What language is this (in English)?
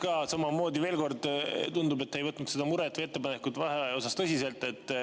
Estonian